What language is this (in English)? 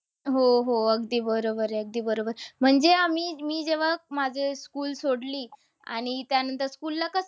Marathi